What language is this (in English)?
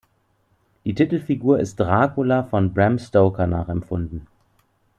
German